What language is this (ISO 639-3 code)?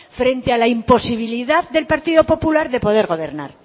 spa